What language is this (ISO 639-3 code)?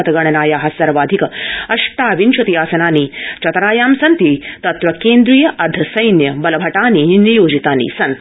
san